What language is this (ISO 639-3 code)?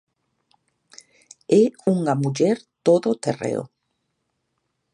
glg